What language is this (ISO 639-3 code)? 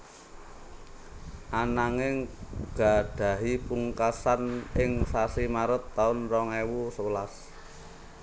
jav